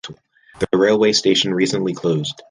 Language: English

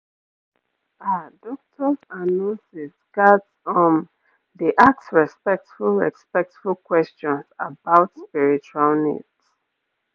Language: Nigerian Pidgin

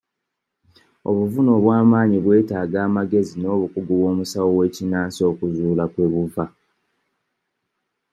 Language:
Ganda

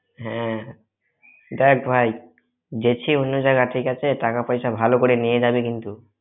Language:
Bangla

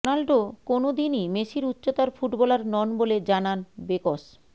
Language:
Bangla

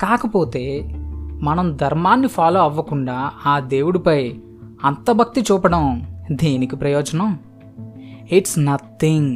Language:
Telugu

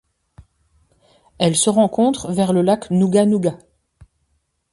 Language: French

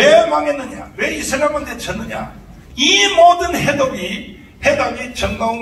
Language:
Korean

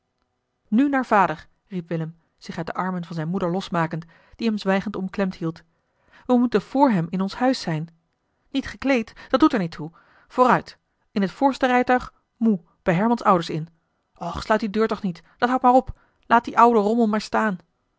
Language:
Dutch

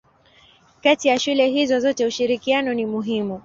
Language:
Swahili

